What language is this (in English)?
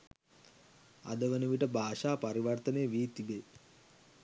Sinhala